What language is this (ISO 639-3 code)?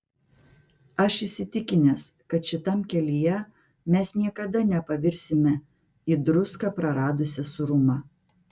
lit